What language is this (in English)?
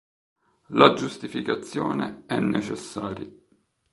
Italian